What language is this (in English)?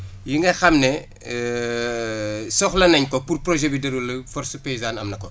Wolof